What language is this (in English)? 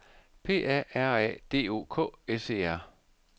Danish